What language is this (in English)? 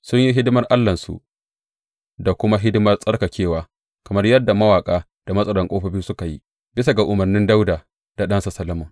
Hausa